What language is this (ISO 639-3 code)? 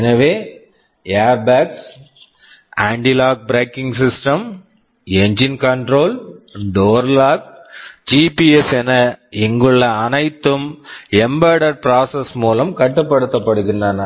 tam